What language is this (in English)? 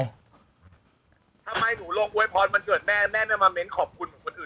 Thai